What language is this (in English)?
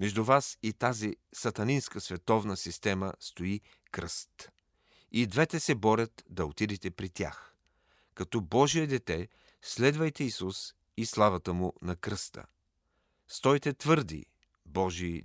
Bulgarian